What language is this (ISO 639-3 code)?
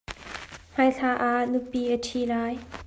cnh